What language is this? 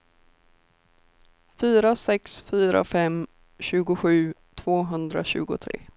Swedish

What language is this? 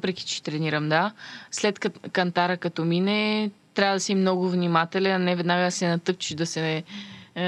Bulgarian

